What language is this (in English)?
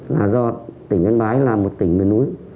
Vietnamese